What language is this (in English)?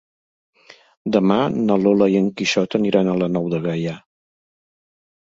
Catalan